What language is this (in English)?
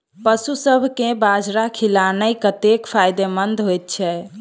Maithili